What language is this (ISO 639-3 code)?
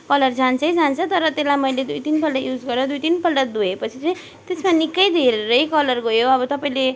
nep